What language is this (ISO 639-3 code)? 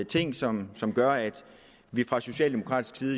dan